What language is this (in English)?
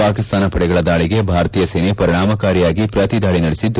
Kannada